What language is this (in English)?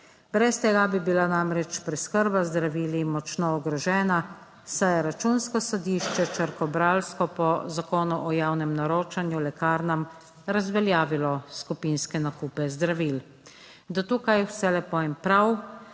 Slovenian